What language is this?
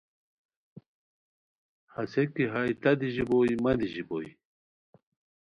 Khowar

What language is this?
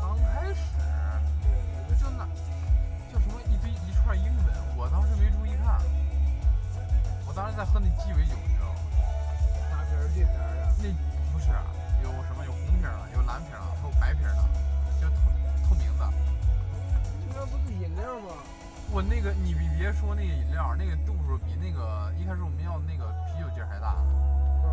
Chinese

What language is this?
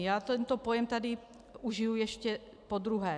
Czech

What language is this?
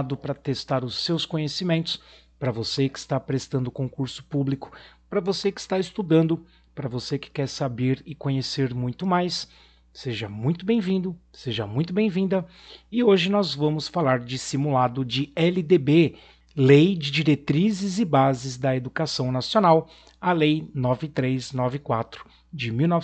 Portuguese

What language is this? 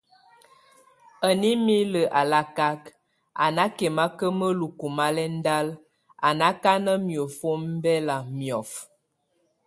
Tunen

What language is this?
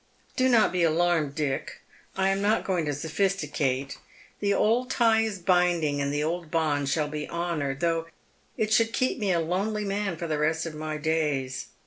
English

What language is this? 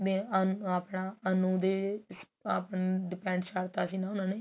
Punjabi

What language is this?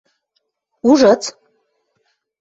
Western Mari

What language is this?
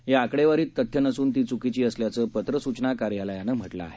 Marathi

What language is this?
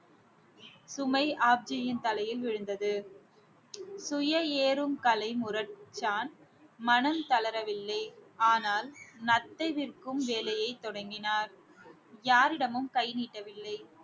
Tamil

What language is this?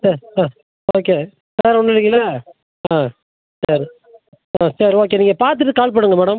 Tamil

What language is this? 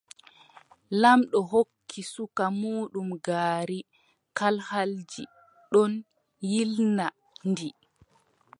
Adamawa Fulfulde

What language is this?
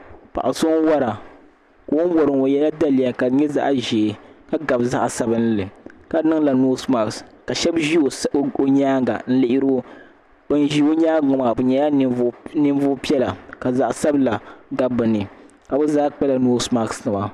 Dagbani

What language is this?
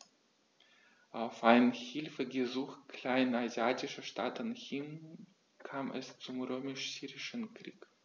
German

